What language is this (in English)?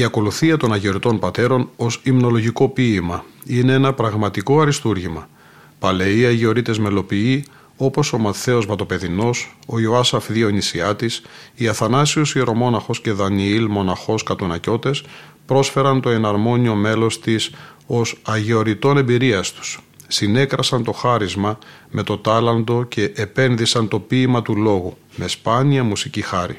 Greek